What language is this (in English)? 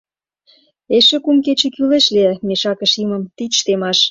Mari